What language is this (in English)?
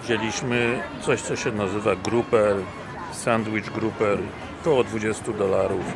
Polish